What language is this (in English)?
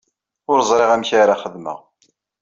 Kabyle